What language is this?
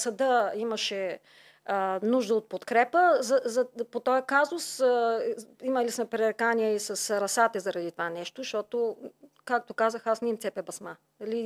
Bulgarian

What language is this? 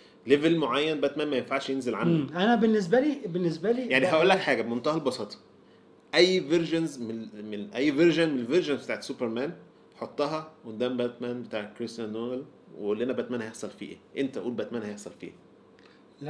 Arabic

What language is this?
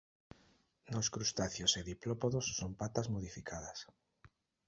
Galician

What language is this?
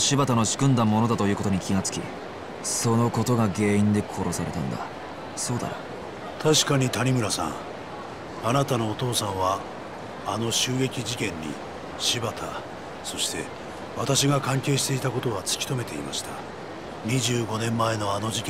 Japanese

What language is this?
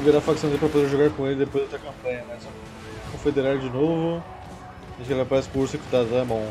Portuguese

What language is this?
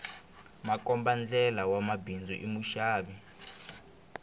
Tsonga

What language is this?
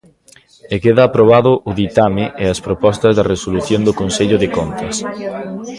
Galician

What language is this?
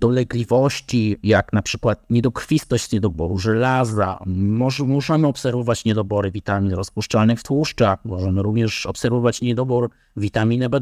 Polish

